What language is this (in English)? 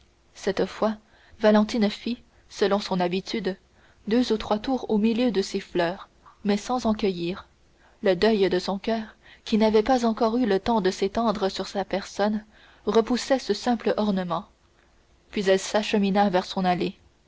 French